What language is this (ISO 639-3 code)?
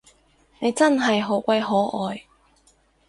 yue